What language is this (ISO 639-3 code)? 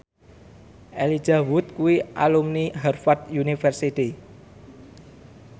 jav